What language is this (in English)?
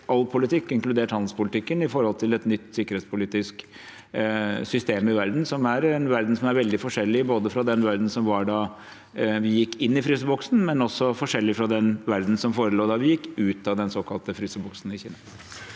Norwegian